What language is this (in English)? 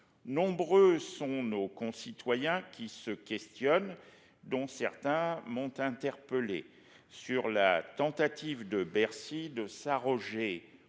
French